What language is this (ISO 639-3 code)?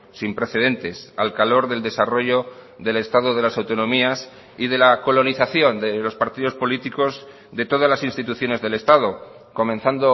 spa